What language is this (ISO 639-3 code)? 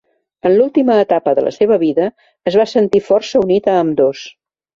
cat